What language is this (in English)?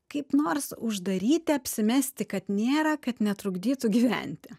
Lithuanian